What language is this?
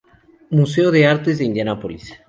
Spanish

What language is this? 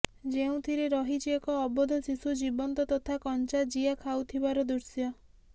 Odia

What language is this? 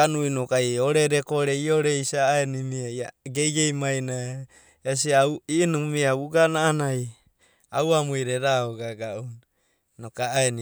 Abadi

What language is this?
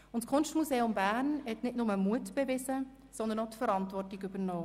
Swiss German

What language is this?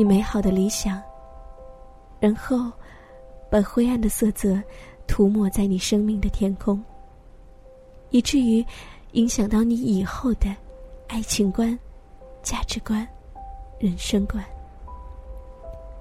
Chinese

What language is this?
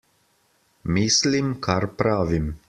Slovenian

